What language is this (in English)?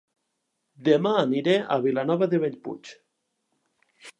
Catalan